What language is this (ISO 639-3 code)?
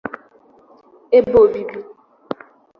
ibo